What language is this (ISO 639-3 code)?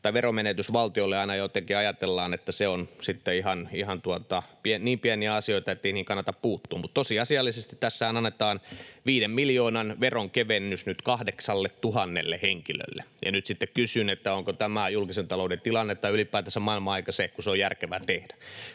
fin